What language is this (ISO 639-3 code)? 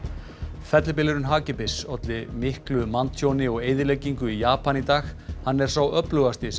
isl